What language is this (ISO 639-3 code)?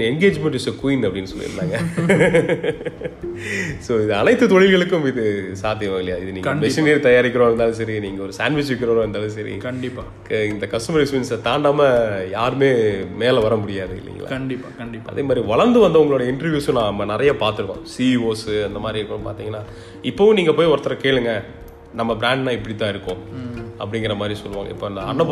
tam